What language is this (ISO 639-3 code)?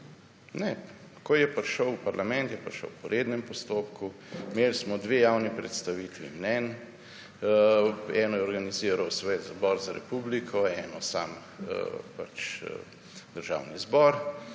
slv